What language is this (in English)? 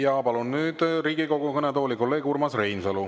Estonian